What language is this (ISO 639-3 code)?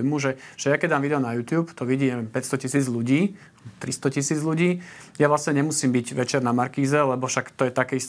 slk